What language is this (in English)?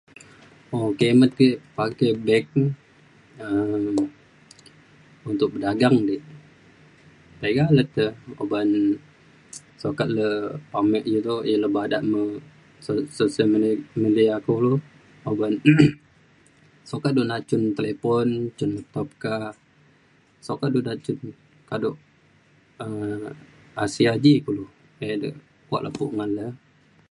Mainstream Kenyah